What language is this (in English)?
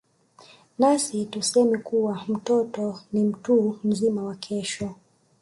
Swahili